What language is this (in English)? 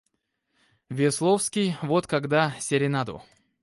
Russian